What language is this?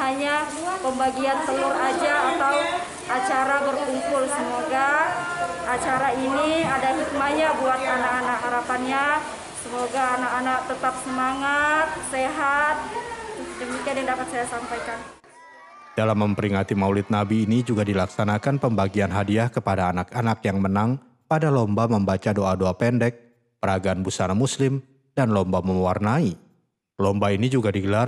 Indonesian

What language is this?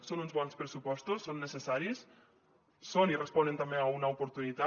Catalan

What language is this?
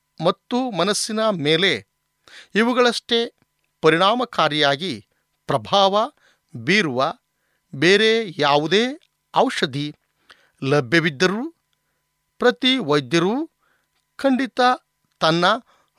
Kannada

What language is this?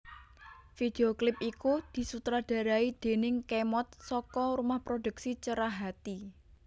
Javanese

